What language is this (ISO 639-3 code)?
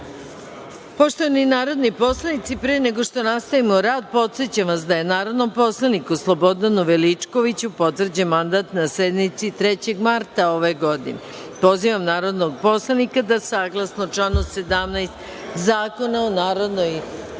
srp